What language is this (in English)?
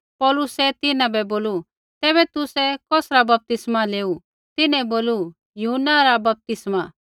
Kullu Pahari